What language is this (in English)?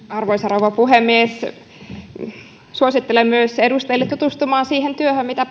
Finnish